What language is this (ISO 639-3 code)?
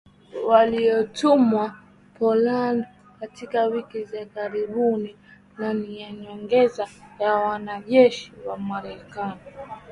swa